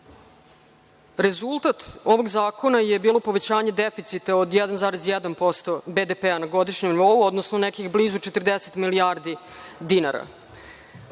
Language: Serbian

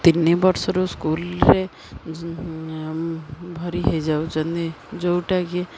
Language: Odia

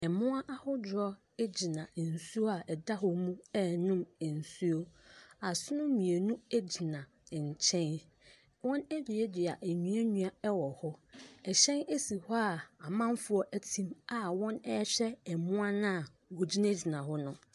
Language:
Akan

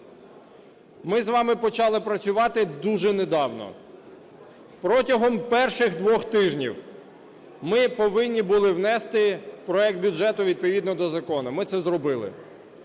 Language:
Ukrainian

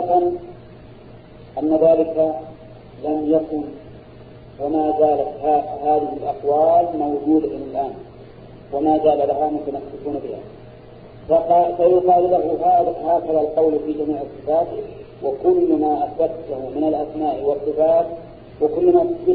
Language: Arabic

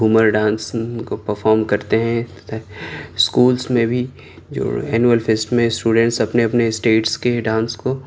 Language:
Urdu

